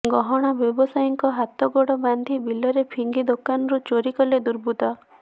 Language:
Odia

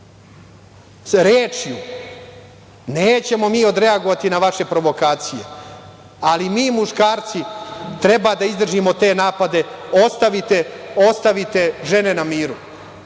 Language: Serbian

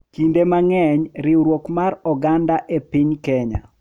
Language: Luo (Kenya and Tanzania)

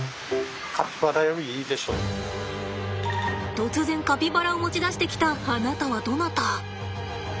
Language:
Japanese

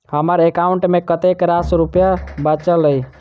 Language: Maithili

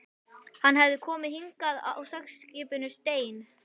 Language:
Icelandic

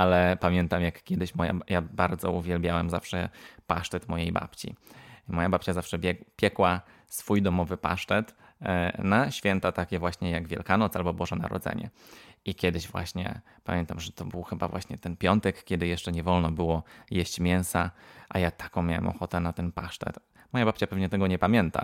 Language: Polish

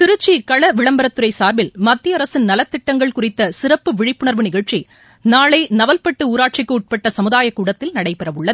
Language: Tamil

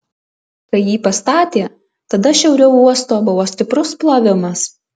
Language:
Lithuanian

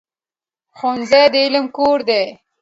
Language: Pashto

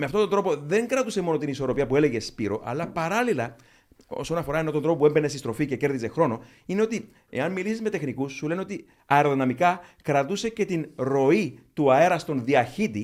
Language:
Greek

